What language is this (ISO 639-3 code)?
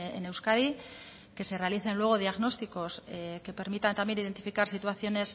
spa